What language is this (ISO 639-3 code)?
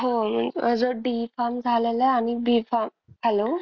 mar